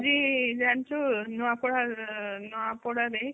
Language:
Odia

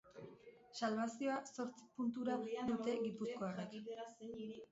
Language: Basque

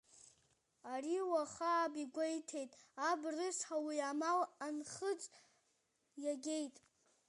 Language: Abkhazian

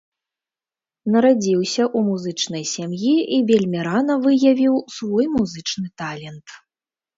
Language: Belarusian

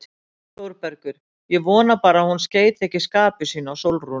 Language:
Icelandic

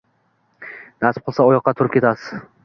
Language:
Uzbek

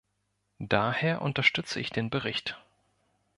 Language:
German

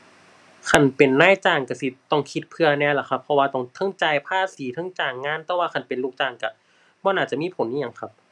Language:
Thai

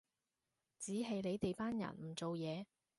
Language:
Cantonese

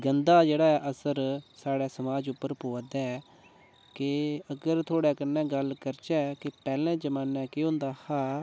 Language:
Dogri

